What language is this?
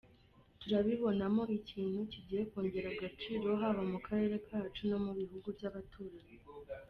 Kinyarwanda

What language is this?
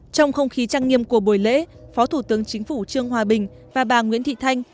Vietnamese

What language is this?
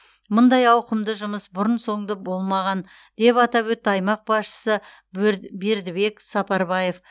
Kazakh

